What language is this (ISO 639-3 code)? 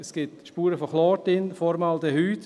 gsw